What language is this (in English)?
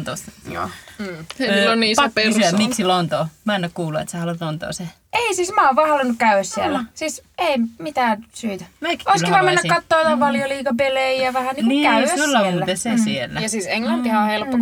Finnish